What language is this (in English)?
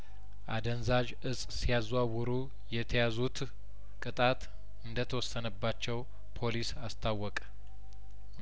Amharic